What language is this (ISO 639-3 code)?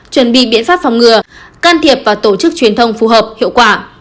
vie